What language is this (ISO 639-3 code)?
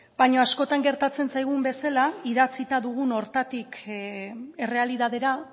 eus